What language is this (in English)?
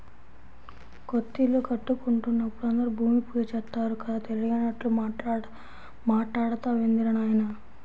Telugu